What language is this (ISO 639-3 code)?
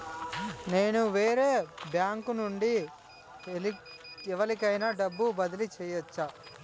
tel